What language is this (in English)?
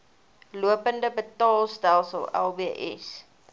Afrikaans